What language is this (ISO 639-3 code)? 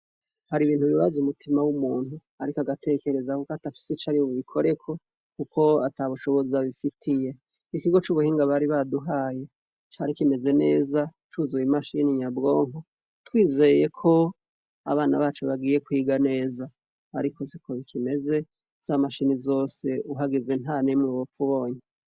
run